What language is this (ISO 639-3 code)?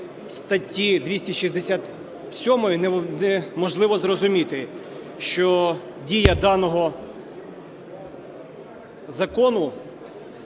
ukr